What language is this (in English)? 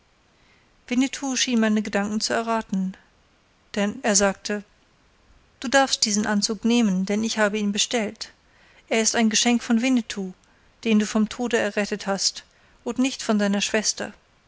German